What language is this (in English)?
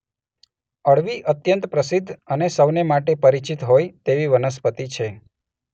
Gujarati